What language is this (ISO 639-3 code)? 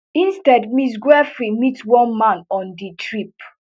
pcm